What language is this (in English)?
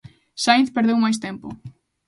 Galician